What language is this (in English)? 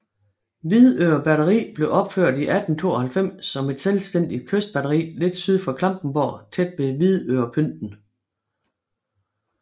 Danish